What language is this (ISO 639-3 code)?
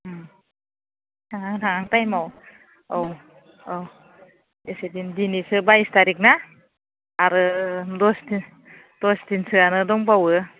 brx